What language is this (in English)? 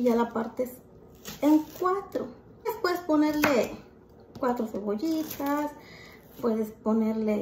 Spanish